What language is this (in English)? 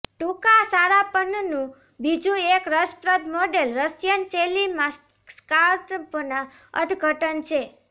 Gujarati